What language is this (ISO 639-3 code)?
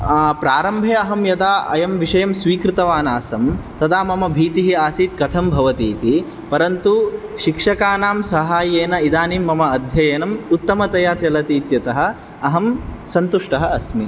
san